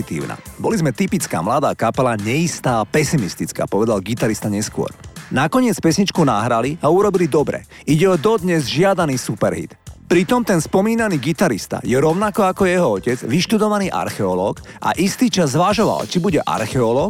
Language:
Slovak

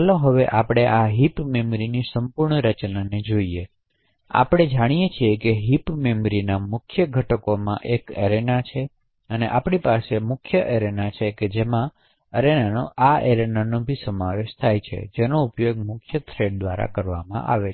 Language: Gujarati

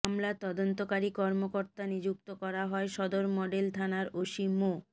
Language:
Bangla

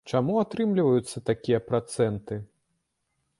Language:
Belarusian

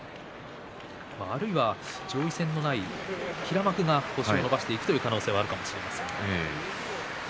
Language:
Japanese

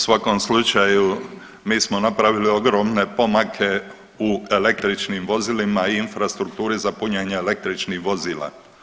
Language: Croatian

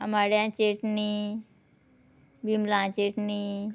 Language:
Konkani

